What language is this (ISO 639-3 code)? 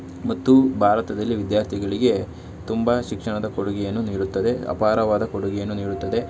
kan